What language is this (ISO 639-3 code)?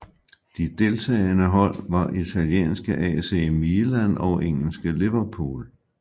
dan